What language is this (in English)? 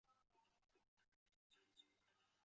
Chinese